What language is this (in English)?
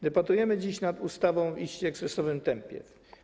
Polish